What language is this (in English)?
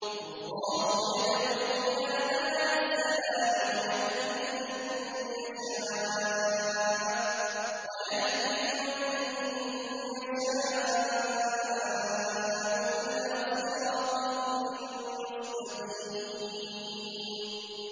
Arabic